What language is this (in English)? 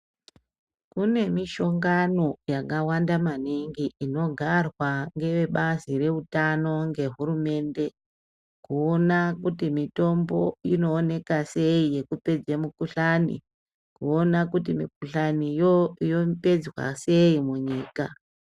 Ndau